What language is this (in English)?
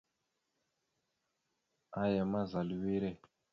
Mada (Cameroon)